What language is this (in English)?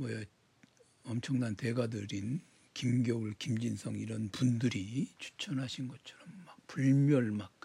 Korean